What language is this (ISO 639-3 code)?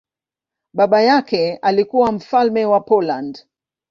swa